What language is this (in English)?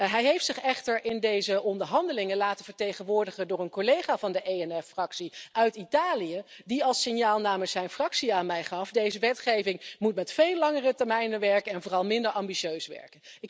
Dutch